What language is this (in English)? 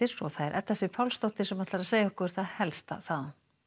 Icelandic